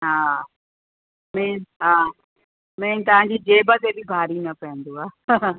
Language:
Sindhi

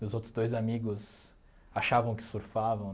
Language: Portuguese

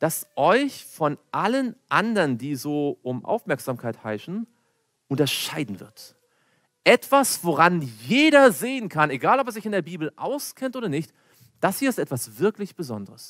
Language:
German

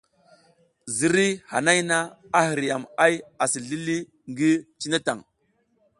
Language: South Giziga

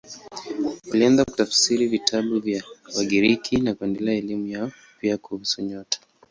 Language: Swahili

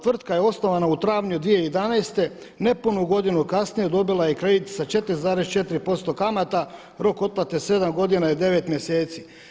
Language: Croatian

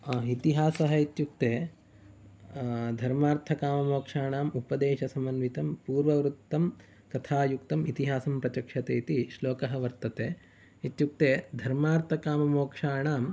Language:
Sanskrit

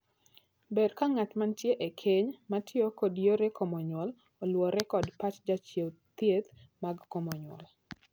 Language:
Luo (Kenya and Tanzania)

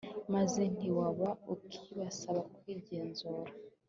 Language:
Kinyarwanda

